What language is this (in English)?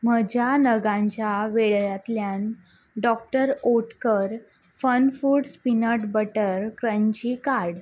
Konkani